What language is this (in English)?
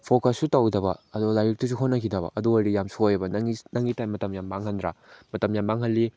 Manipuri